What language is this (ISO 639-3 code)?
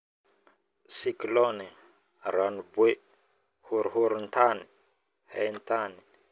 bmm